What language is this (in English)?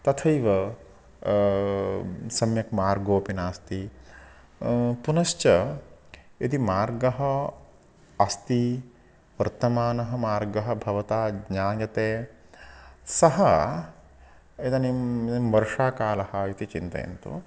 Sanskrit